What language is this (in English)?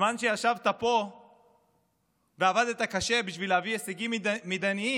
Hebrew